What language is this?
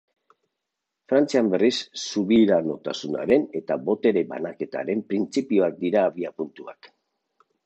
Basque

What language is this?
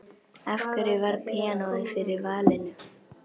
Icelandic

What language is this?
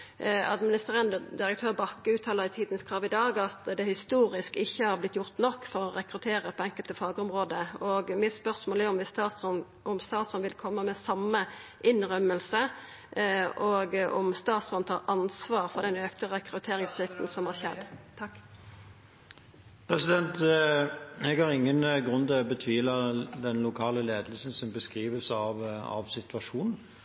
Norwegian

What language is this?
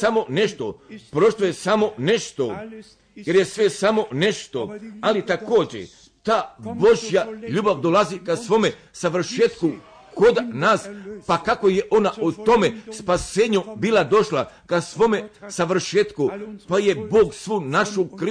Croatian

